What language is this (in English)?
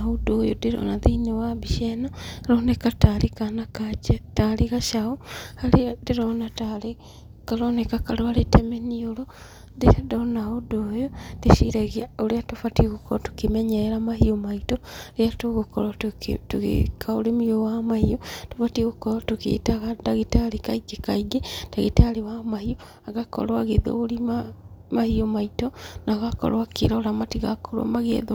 Kikuyu